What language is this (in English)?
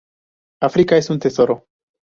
Spanish